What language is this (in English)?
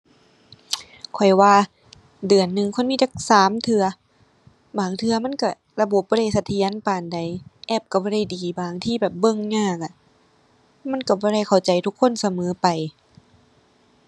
Thai